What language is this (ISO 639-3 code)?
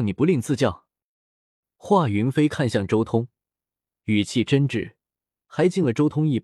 zho